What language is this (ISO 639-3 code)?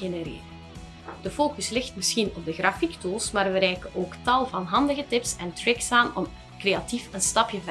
nld